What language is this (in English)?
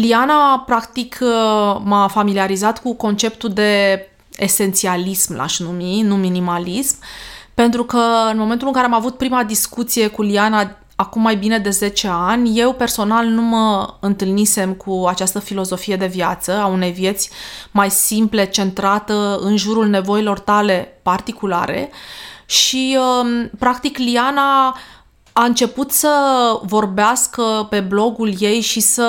Romanian